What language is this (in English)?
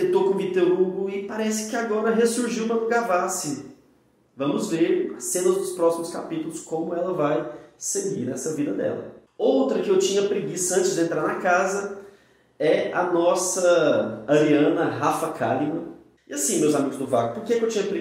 Portuguese